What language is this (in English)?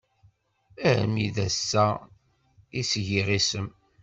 Kabyle